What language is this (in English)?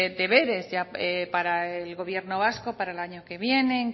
Spanish